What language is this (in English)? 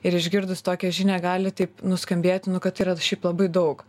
Lithuanian